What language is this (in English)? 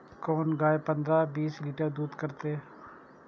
Maithili